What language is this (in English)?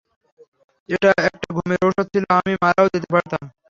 Bangla